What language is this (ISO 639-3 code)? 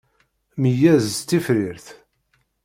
kab